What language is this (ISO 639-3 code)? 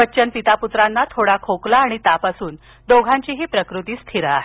mar